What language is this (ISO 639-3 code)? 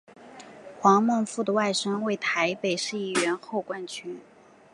zho